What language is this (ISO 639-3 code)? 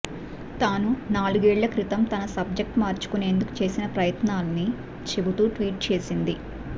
tel